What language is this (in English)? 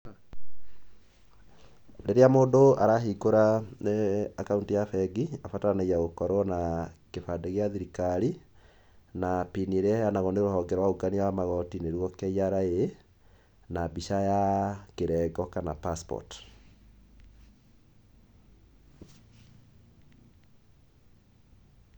Kikuyu